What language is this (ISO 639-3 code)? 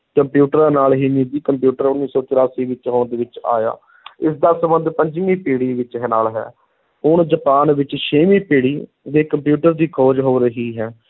pan